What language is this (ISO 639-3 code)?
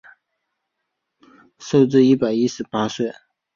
zho